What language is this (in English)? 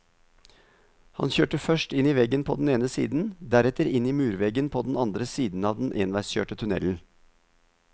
Norwegian